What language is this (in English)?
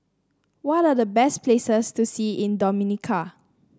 English